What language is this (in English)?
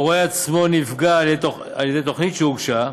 Hebrew